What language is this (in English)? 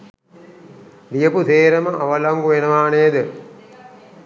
Sinhala